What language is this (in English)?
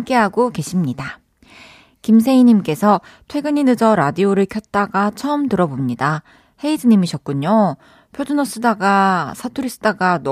Korean